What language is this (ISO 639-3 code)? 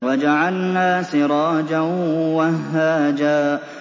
ara